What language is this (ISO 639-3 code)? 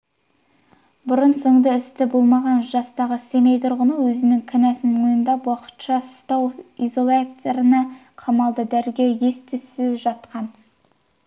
kaz